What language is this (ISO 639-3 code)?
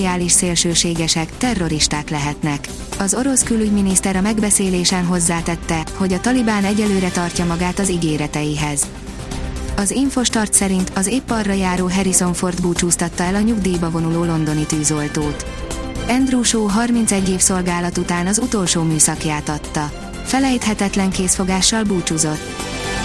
hun